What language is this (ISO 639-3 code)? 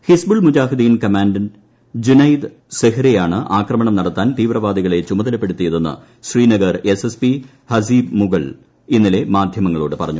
mal